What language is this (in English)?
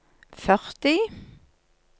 Norwegian